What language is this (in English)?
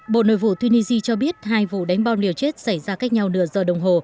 Vietnamese